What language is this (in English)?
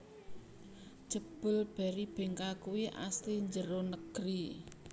Javanese